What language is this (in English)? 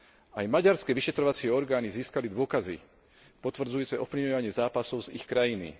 Slovak